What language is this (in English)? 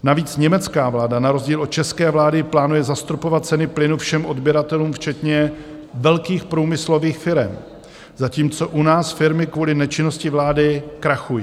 Czech